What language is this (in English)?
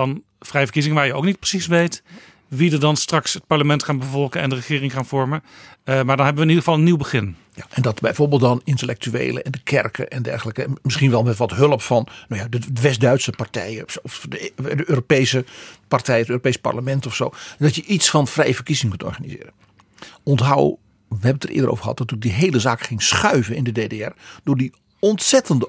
Dutch